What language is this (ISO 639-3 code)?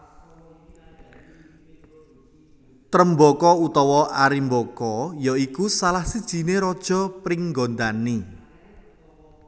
jav